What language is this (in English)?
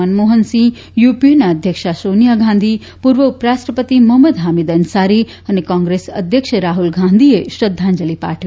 Gujarati